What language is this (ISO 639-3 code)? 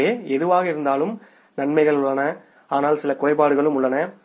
tam